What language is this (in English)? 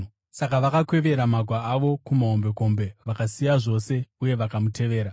Shona